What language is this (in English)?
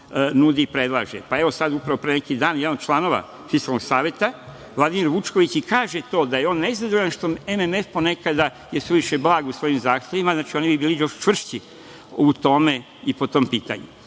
Serbian